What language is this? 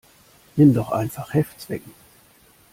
German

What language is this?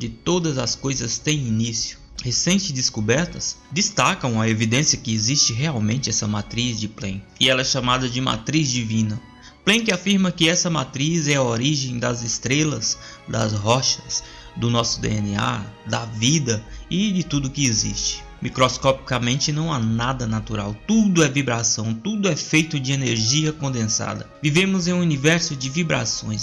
Portuguese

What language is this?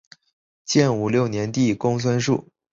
Chinese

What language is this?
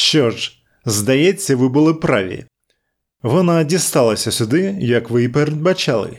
Ukrainian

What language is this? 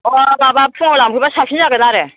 Bodo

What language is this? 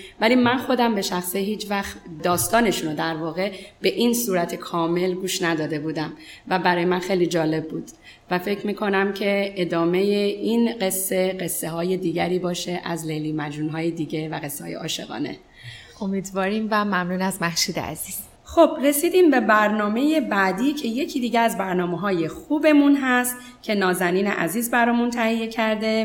Persian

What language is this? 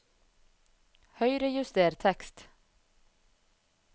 Norwegian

